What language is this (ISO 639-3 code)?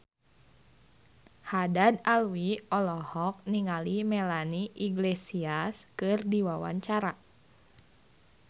sun